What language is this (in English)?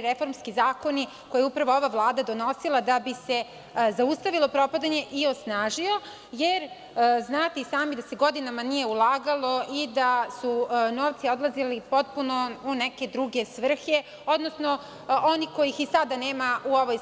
Serbian